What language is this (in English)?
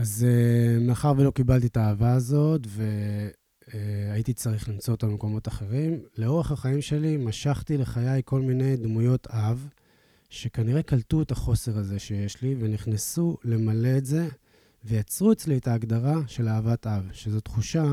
Hebrew